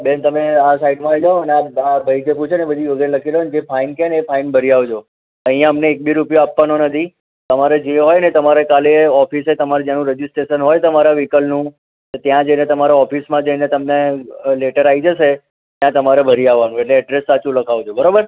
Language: Gujarati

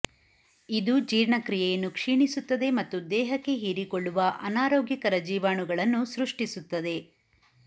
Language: Kannada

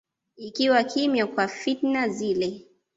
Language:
Swahili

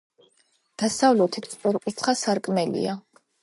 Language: Georgian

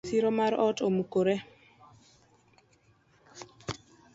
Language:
Luo (Kenya and Tanzania)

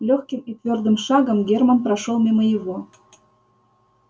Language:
Russian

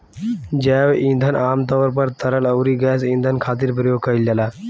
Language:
Bhojpuri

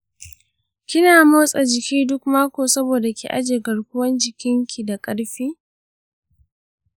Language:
Hausa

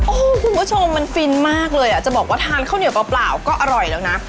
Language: Thai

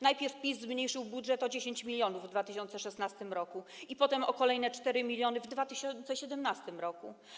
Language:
Polish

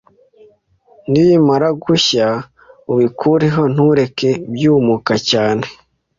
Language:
Kinyarwanda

